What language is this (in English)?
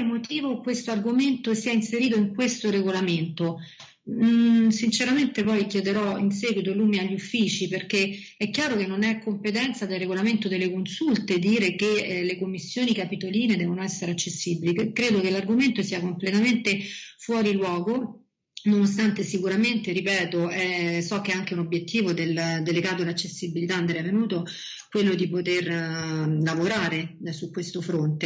Italian